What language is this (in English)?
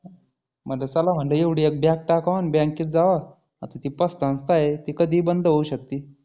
Marathi